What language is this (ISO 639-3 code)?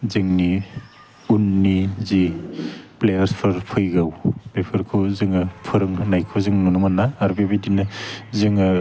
brx